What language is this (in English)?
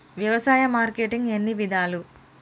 Telugu